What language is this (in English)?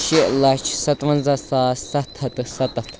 Kashmiri